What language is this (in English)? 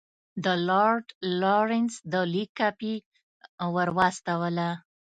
Pashto